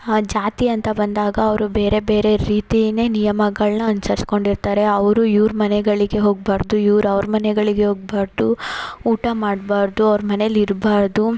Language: Kannada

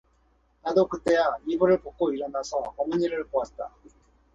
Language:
Korean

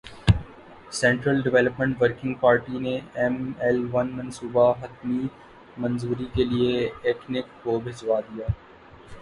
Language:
Urdu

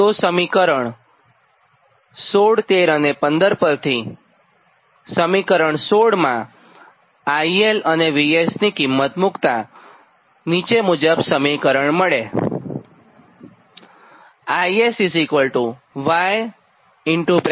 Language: Gujarati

